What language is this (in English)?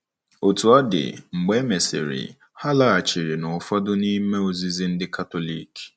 Igbo